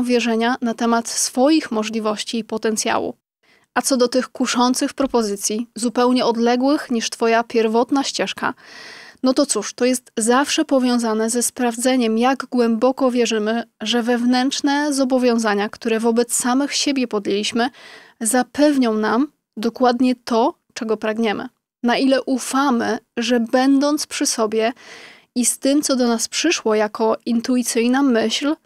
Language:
Polish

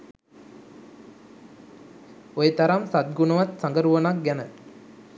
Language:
Sinhala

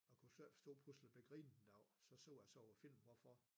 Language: Danish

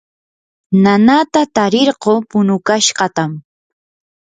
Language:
Yanahuanca Pasco Quechua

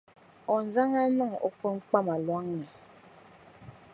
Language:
Dagbani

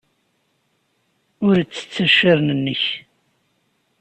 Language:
Kabyle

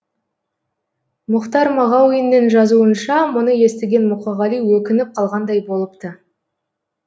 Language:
Kazakh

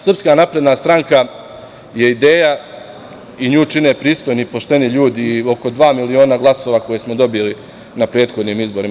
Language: Serbian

